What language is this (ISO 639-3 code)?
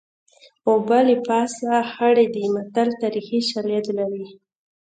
pus